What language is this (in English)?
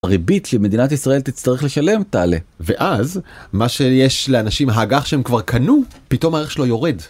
Hebrew